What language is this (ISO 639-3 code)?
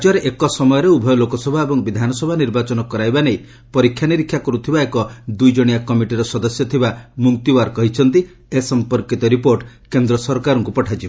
ori